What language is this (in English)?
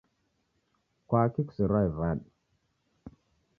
Taita